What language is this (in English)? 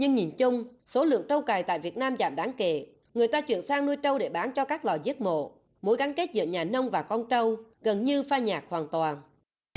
Vietnamese